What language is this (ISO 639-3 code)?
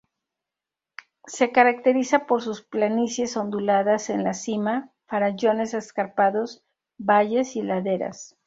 spa